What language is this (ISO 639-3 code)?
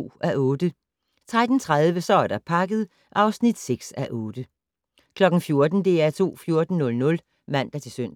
dan